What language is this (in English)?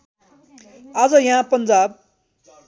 Nepali